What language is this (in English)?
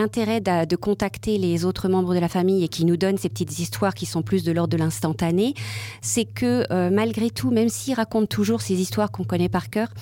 French